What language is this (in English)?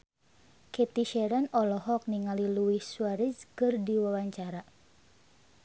Sundanese